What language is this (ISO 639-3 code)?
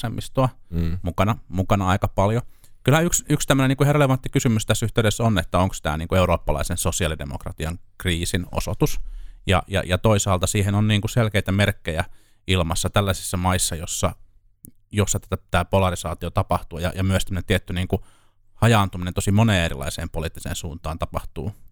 fin